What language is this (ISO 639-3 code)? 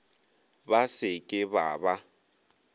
nso